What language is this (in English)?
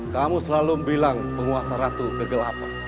Indonesian